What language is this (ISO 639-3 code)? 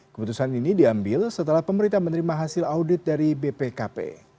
ind